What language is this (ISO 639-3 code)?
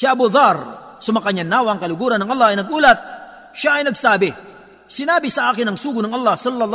fil